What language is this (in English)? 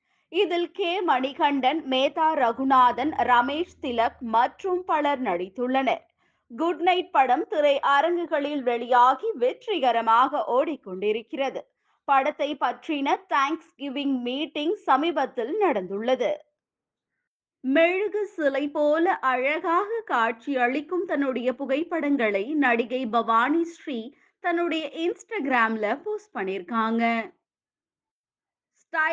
Tamil